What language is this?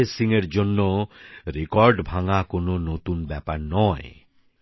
Bangla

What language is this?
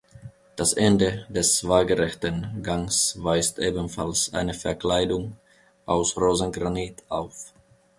German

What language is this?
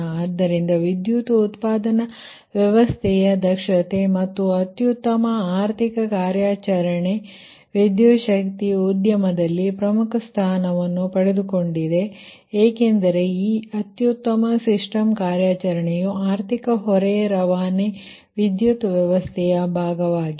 Kannada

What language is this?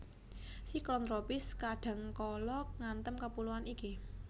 Javanese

